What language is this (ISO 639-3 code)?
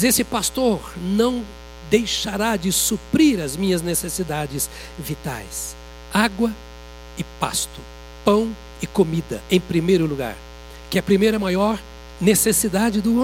por